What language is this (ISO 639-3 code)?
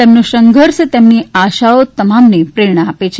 guj